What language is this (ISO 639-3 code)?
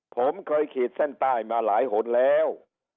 tha